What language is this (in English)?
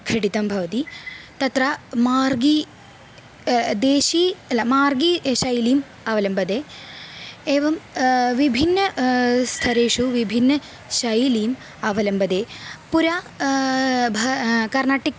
Sanskrit